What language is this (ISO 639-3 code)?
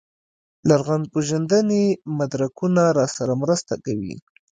pus